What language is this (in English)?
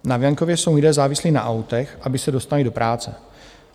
Czech